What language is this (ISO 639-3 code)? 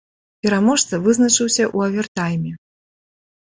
bel